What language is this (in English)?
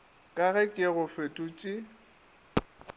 Northern Sotho